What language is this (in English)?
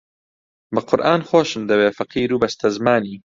Central Kurdish